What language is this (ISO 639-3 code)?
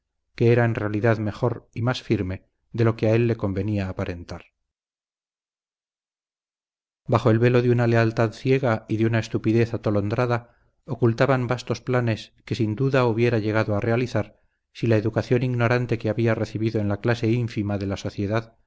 spa